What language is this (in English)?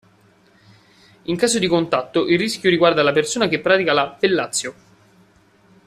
Italian